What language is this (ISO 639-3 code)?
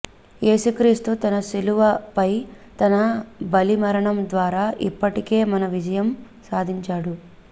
tel